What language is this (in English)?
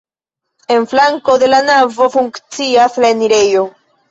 Esperanto